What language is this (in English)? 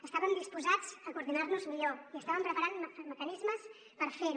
Catalan